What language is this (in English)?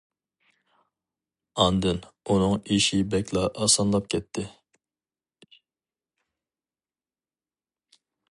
Uyghur